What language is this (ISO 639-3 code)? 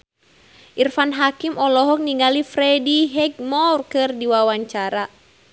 sun